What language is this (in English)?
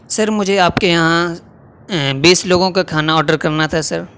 Urdu